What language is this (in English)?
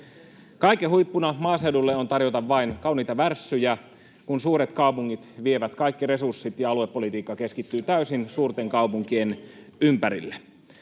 Finnish